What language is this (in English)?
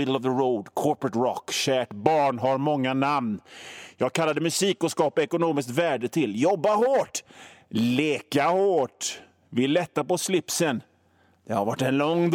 Swedish